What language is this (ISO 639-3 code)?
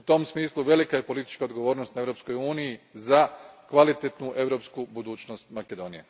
hrv